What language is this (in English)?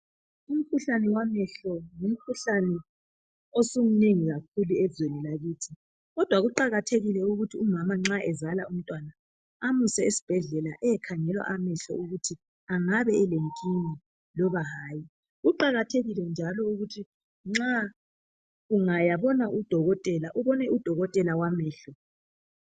North Ndebele